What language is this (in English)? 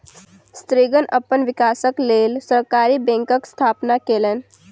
Maithili